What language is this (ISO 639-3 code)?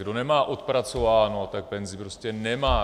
ces